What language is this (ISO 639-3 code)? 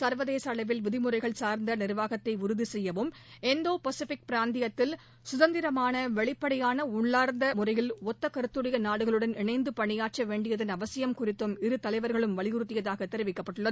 tam